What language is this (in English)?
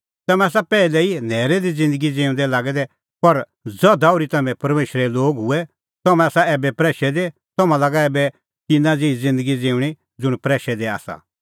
Kullu Pahari